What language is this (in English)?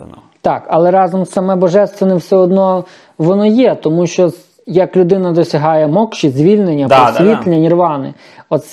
Ukrainian